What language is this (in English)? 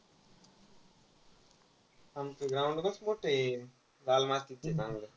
Marathi